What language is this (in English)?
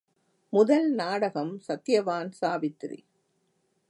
Tamil